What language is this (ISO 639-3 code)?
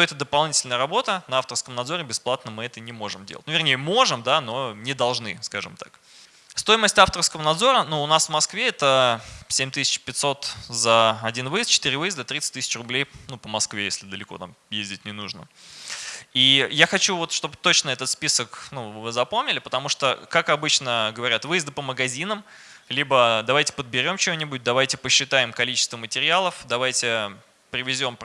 rus